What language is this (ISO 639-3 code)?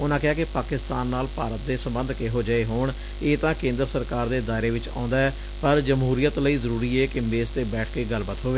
pan